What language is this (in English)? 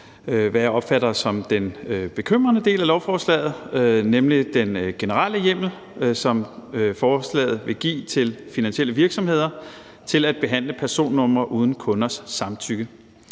Danish